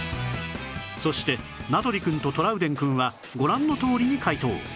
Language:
Japanese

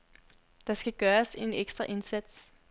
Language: Danish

